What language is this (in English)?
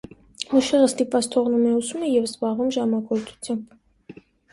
Armenian